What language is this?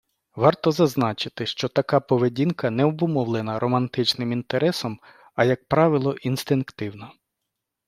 Ukrainian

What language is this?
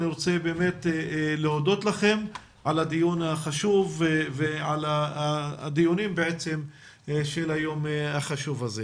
Hebrew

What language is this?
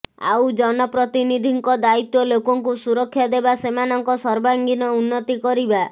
Odia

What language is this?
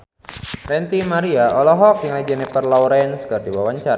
Sundanese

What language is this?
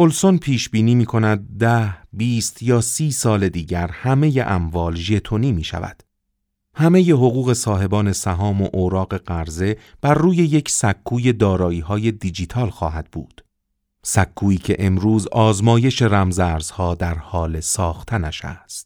Persian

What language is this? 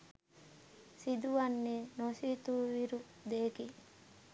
Sinhala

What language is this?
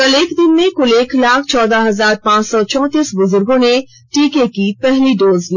Hindi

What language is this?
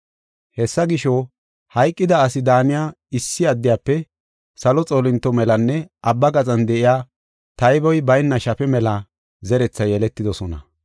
Gofa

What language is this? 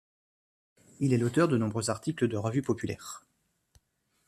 French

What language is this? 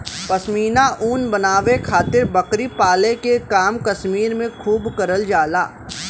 Bhojpuri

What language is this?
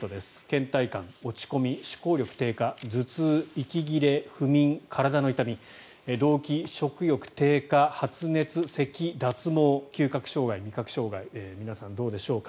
Japanese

